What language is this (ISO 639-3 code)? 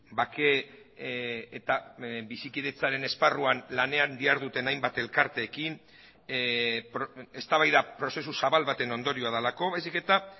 eus